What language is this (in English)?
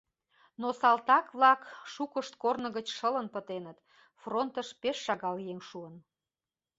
Mari